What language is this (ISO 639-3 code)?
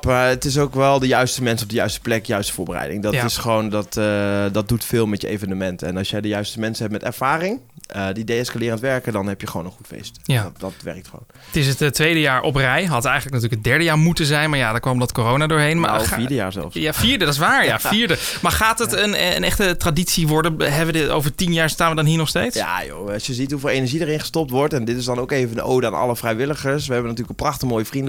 nld